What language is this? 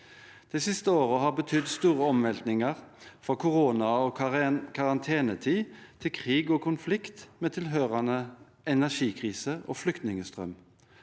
Norwegian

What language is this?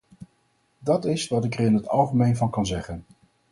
Dutch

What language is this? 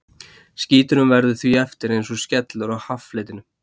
Icelandic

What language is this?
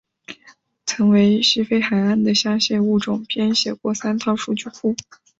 Chinese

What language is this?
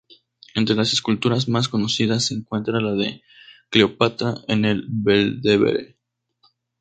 Spanish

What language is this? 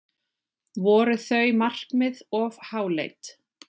Icelandic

